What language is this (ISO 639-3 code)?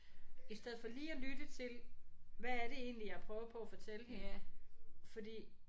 dan